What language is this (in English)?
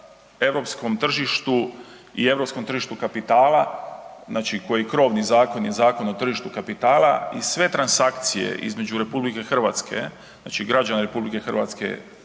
Croatian